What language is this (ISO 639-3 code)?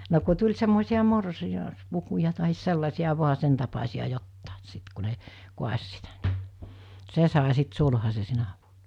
fin